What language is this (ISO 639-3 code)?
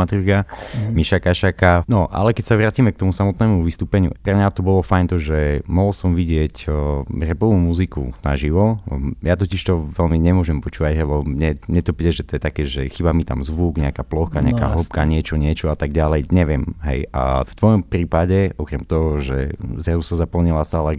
slk